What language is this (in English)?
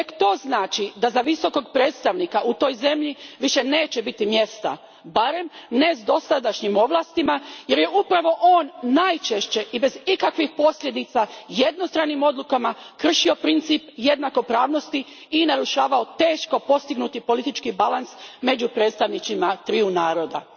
Croatian